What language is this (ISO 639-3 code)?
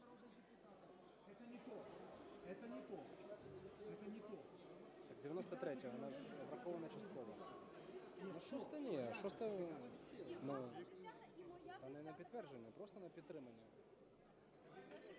ukr